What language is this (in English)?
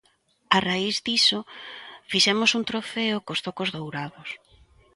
Galician